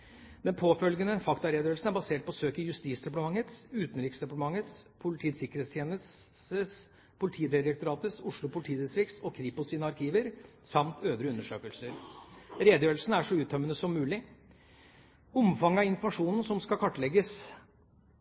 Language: Norwegian Bokmål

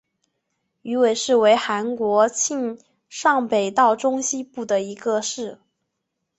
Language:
Chinese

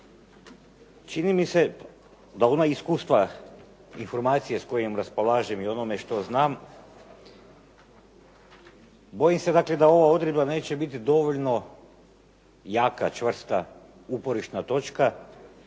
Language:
Croatian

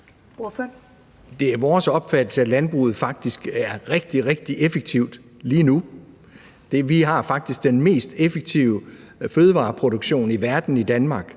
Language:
Danish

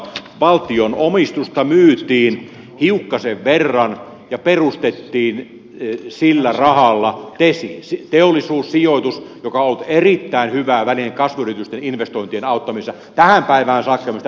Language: Finnish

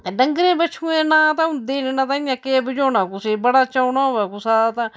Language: Dogri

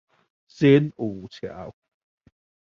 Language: Chinese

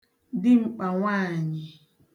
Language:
Igbo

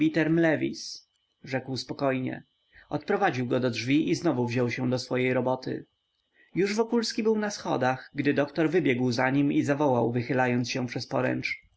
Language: Polish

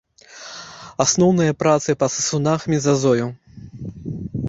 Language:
Belarusian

